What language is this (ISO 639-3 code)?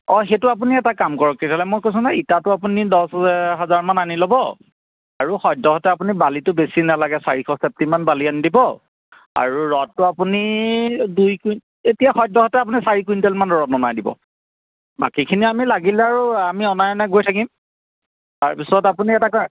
asm